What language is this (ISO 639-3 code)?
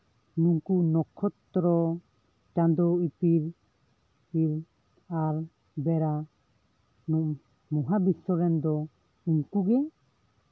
sat